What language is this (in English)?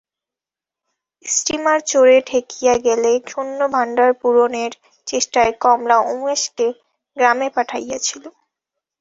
Bangla